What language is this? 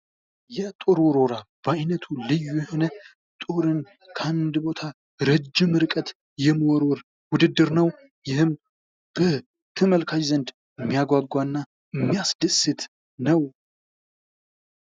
Amharic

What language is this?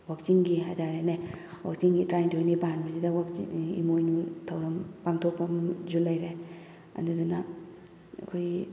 Manipuri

